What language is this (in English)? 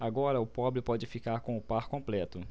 Portuguese